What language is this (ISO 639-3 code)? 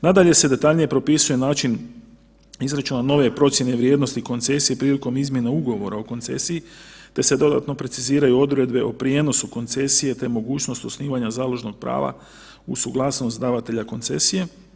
hrv